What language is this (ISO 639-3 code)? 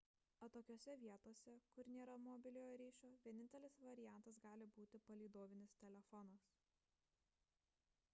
lit